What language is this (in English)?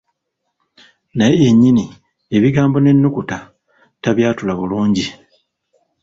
Ganda